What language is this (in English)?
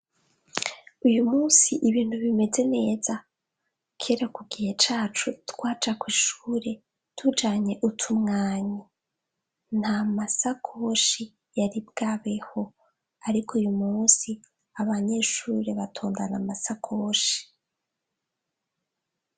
Rundi